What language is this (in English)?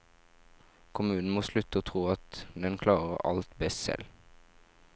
Norwegian